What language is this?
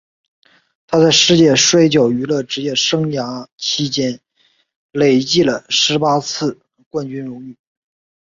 Chinese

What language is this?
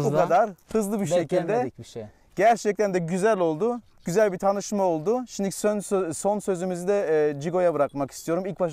Turkish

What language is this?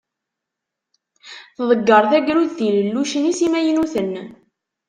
Kabyle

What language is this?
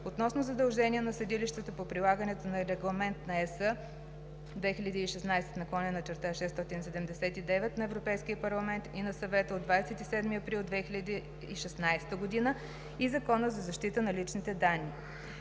Bulgarian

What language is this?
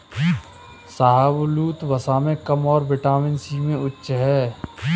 Hindi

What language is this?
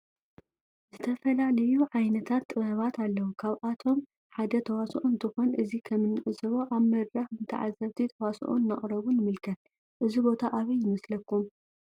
Tigrinya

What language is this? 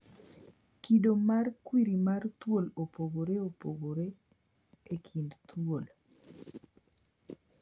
Luo (Kenya and Tanzania)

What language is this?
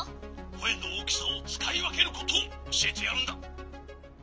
Japanese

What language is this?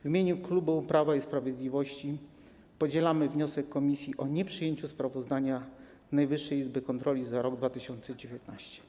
Polish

